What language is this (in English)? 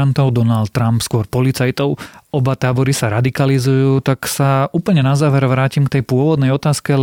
Slovak